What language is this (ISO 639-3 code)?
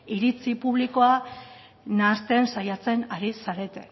eus